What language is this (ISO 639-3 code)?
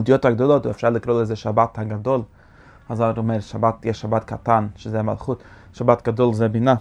heb